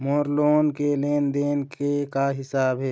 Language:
Chhattisgarhi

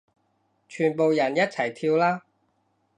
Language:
Cantonese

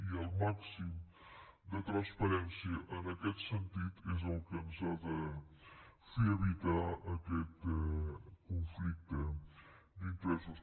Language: Catalan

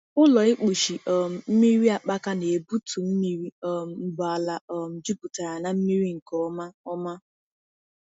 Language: Igbo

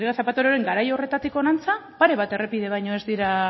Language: Basque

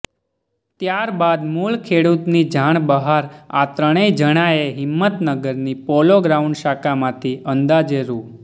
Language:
Gujarati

